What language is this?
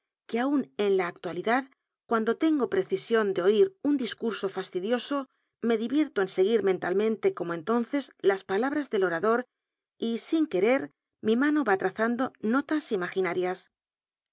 Spanish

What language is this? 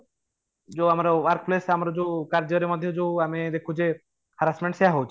Odia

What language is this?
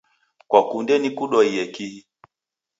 Taita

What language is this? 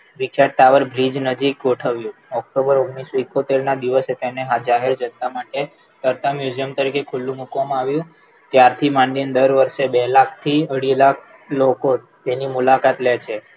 Gujarati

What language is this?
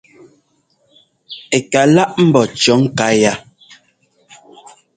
Ngomba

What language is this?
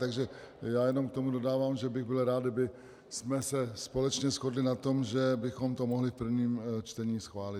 Czech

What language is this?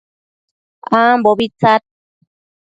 Matsés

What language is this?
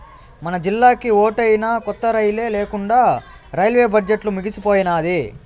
Telugu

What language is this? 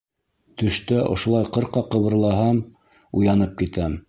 Bashkir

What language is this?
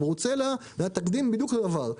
Hebrew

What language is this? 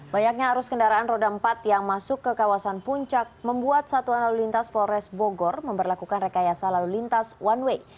Indonesian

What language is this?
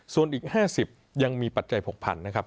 Thai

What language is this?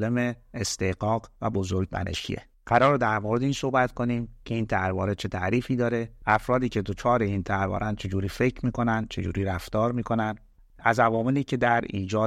Persian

